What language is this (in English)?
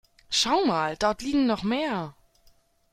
German